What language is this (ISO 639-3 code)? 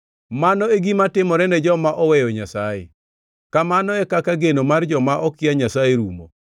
luo